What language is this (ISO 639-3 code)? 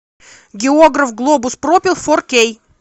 rus